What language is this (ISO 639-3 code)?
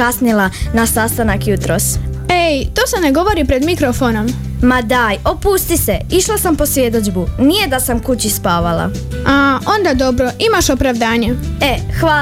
hrv